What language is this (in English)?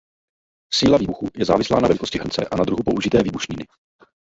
Czech